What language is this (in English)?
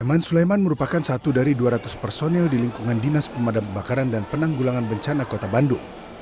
Indonesian